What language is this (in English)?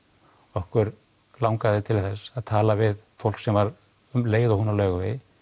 Icelandic